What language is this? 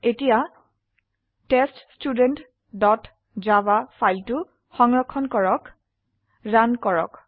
Assamese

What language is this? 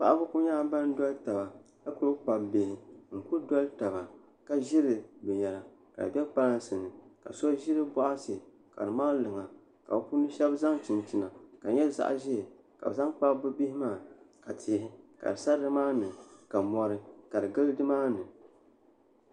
Dagbani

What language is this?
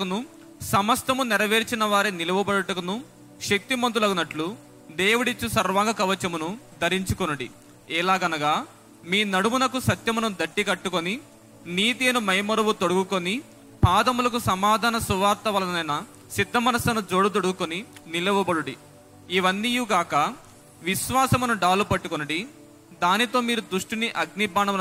Telugu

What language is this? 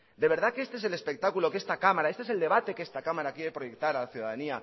Spanish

